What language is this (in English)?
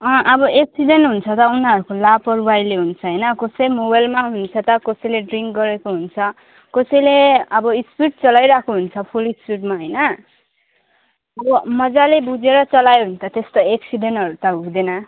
Nepali